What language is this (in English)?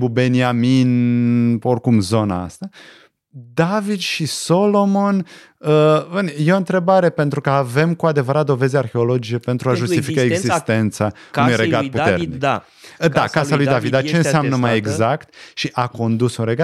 Romanian